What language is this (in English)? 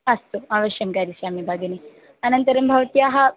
Sanskrit